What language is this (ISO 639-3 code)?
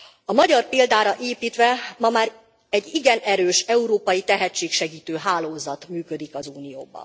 hun